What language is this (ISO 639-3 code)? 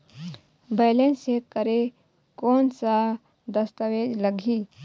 hne